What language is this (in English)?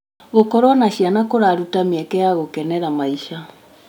Kikuyu